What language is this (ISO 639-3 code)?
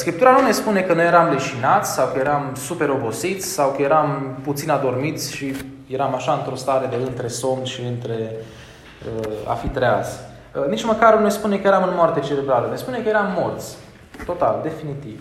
ron